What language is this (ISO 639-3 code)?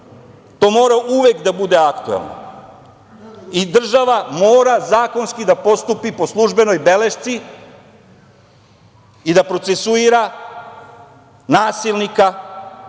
srp